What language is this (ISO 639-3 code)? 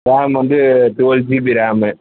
tam